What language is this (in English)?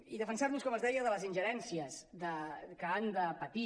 Catalan